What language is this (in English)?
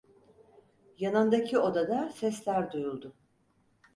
Turkish